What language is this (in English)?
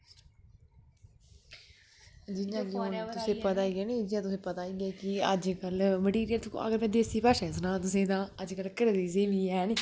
Dogri